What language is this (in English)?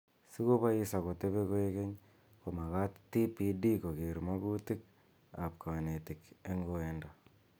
Kalenjin